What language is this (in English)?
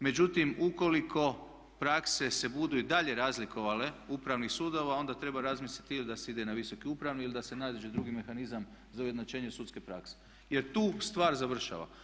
Croatian